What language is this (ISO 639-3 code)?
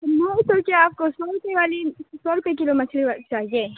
urd